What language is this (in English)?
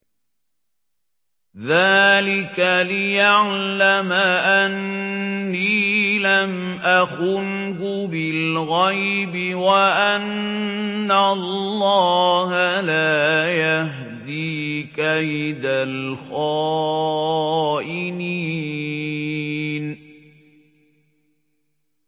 Arabic